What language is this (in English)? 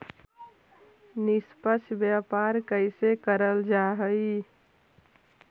Magahi